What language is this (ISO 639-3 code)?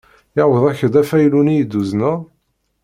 kab